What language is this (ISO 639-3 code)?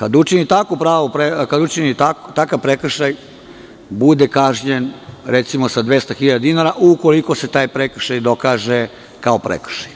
srp